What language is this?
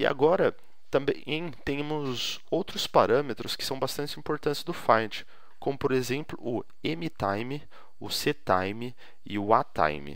Portuguese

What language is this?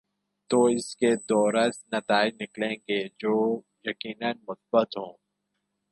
Urdu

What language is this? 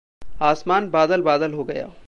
Hindi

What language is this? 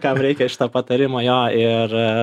Lithuanian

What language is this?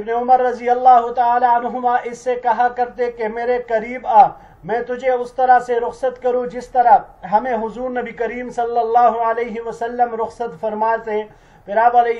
Arabic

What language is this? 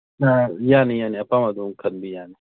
Manipuri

